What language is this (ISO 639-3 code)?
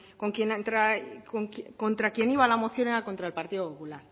spa